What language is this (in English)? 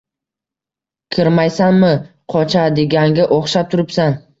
Uzbek